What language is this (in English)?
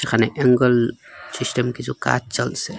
Bangla